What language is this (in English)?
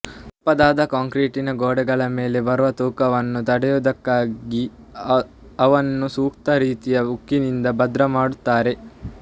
Kannada